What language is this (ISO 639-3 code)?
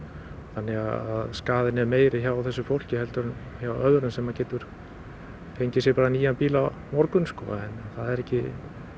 isl